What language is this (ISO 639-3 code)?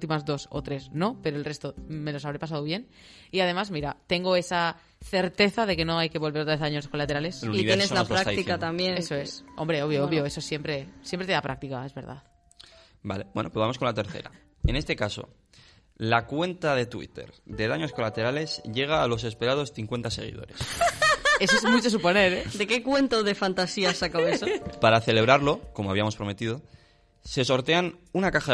spa